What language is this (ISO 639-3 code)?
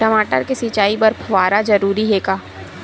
hne